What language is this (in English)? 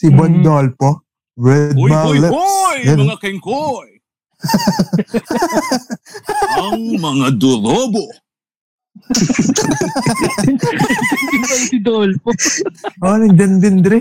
Filipino